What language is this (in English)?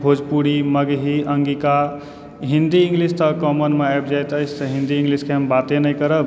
Maithili